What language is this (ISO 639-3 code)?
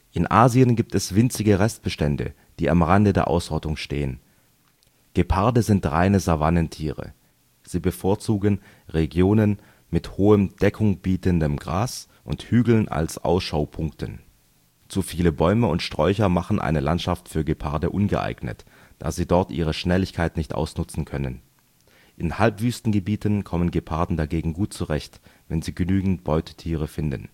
deu